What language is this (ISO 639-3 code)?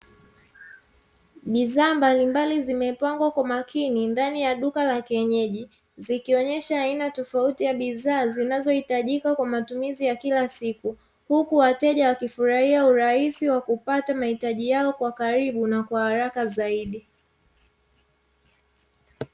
swa